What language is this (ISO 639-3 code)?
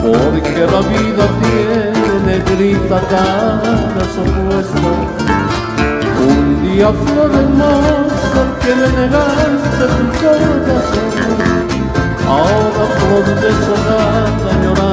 spa